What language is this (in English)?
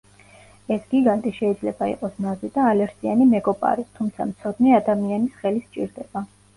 Georgian